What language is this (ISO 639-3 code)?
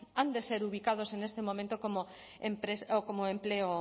spa